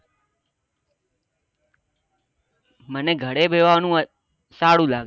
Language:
Gujarati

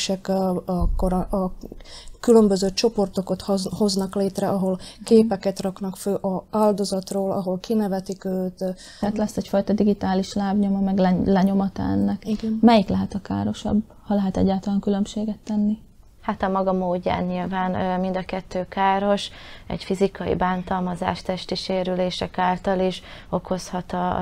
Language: Hungarian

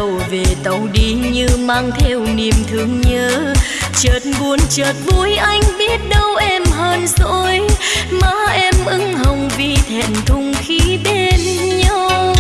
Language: Vietnamese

